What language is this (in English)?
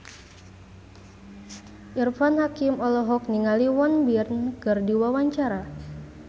Sundanese